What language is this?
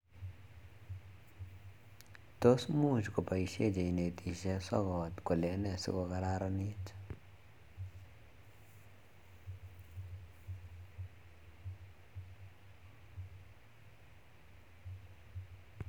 Kalenjin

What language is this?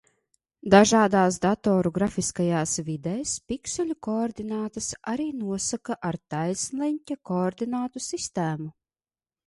Latvian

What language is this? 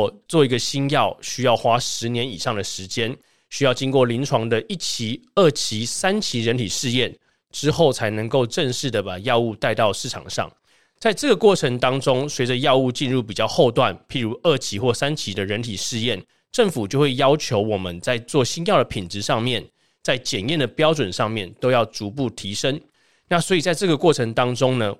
Chinese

